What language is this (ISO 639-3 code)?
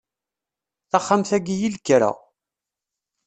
kab